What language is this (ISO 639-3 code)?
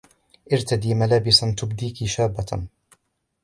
ara